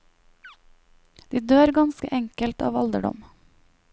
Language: Norwegian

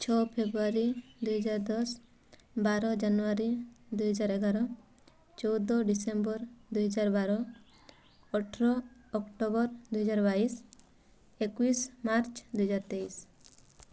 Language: Odia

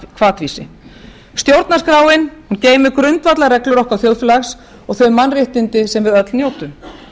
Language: Icelandic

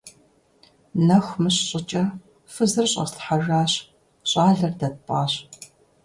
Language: Kabardian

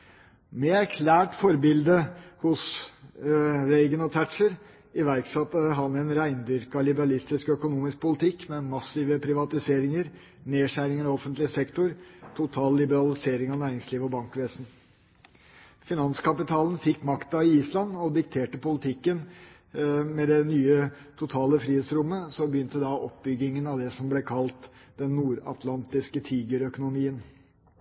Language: Norwegian Bokmål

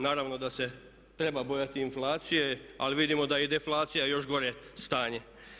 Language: Croatian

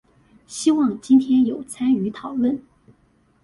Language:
Chinese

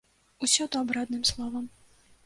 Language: Belarusian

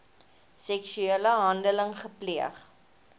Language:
Afrikaans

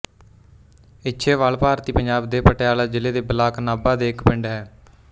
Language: Punjabi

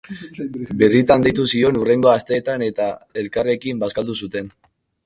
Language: Basque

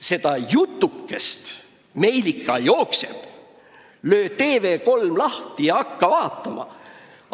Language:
Estonian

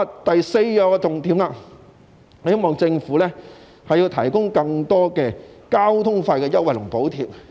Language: Cantonese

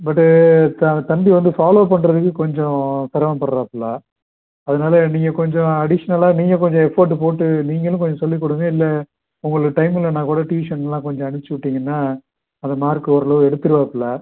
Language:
Tamil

